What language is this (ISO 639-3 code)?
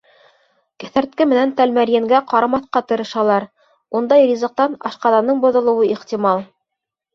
bak